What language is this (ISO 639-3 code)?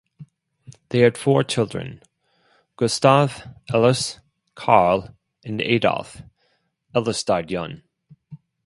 eng